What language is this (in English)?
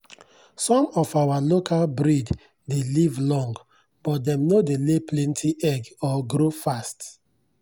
Nigerian Pidgin